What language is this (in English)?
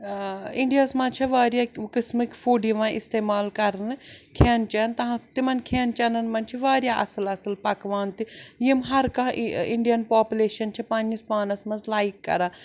Kashmiri